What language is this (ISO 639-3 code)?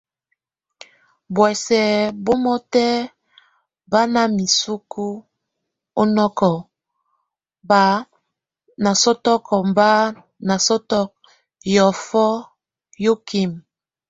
tvu